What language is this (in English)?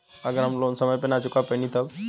Bhojpuri